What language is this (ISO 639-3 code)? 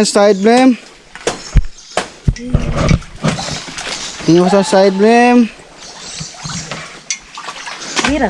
ind